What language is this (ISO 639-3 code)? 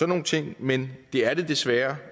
dan